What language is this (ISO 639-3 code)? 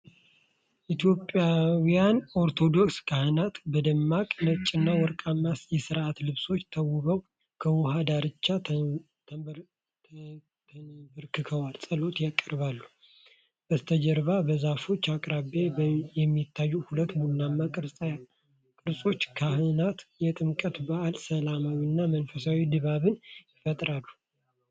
amh